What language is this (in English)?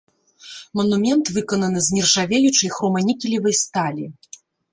Belarusian